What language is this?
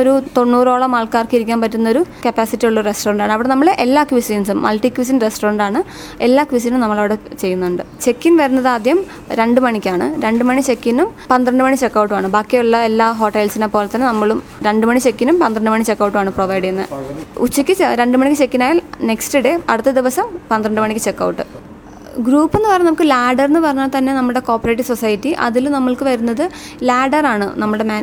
Malayalam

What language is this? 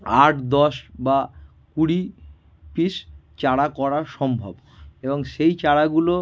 Bangla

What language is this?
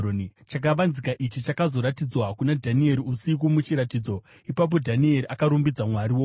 Shona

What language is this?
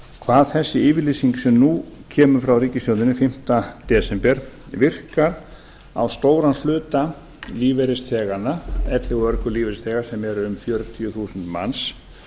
Icelandic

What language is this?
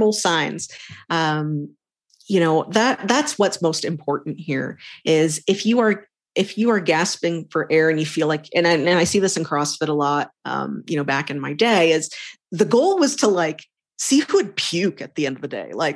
English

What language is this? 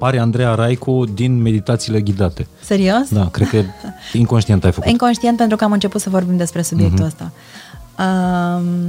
Romanian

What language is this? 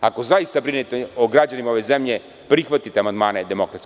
Serbian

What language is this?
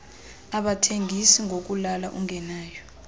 Xhosa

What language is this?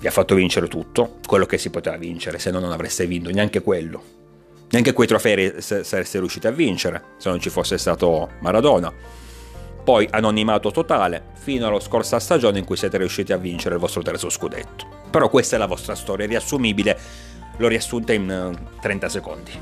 Italian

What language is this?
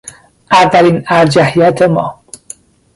Persian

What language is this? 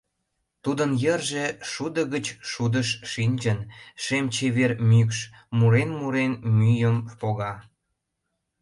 Mari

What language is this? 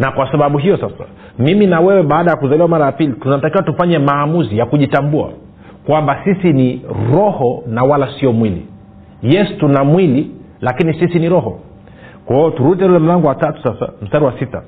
Swahili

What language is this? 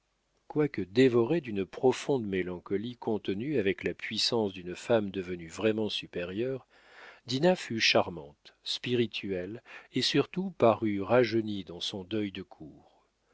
French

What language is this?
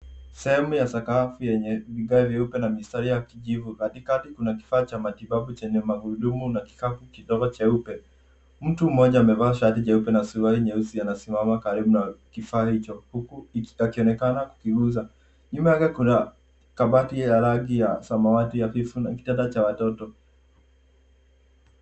Swahili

